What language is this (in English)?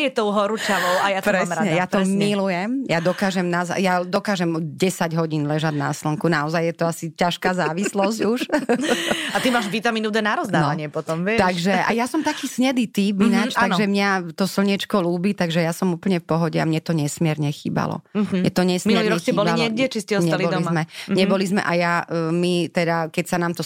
Slovak